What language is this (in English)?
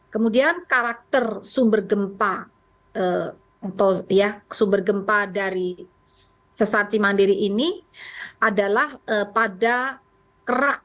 Indonesian